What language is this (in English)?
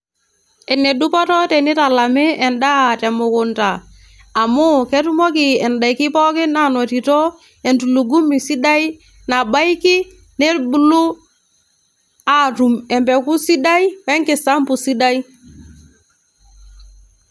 Masai